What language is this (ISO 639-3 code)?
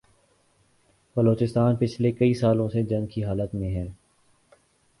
urd